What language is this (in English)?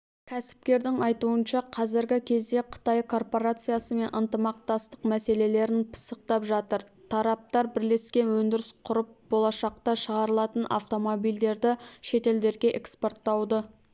Kazakh